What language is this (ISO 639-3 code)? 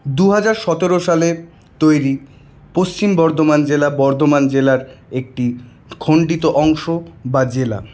ben